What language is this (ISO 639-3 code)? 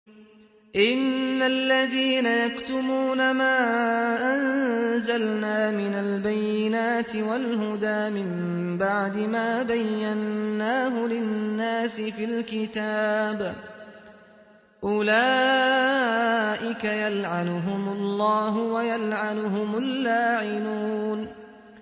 ara